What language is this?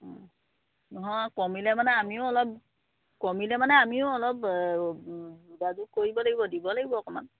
Assamese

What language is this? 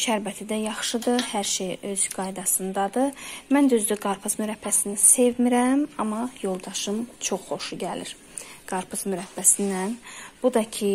Turkish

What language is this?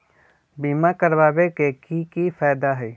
Magahi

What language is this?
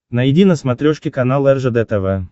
Russian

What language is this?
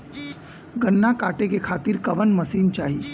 Bhojpuri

